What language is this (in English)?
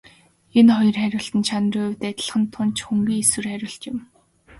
Mongolian